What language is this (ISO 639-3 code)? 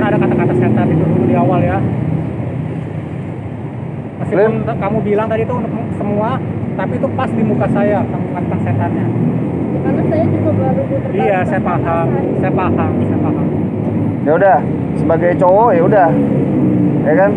ind